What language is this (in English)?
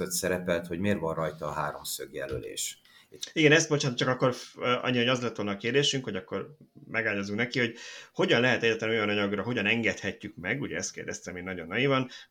Hungarian